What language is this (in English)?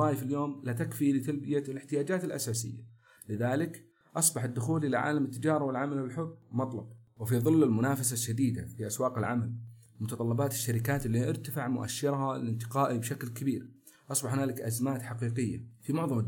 Arabic